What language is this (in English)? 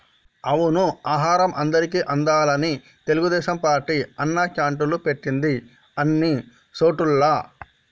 Telugu